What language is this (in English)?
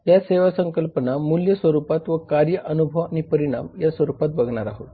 Marathi